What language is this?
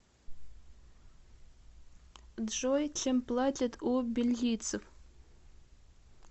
Russian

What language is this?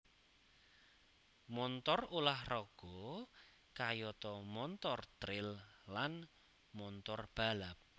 Javanese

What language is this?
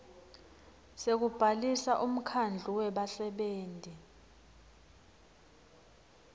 Swati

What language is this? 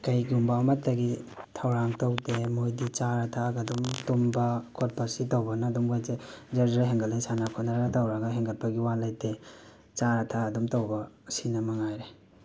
Manipuri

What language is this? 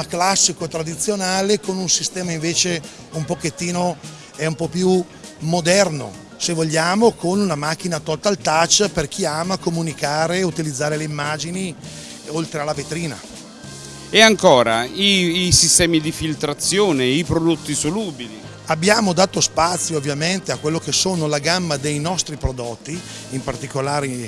Italian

